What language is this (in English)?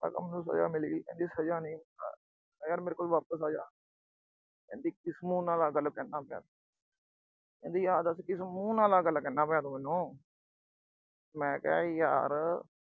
Punjabi